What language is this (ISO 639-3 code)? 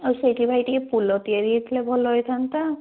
ori